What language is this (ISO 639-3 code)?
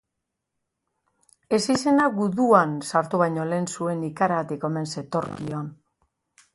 eus